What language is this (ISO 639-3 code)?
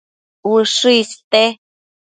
mcf